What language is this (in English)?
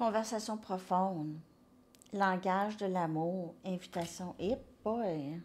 French